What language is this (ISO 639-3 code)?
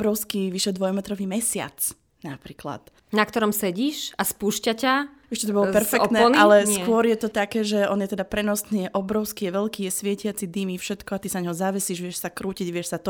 slk